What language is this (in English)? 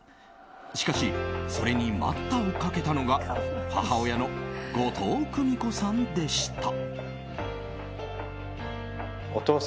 Japanese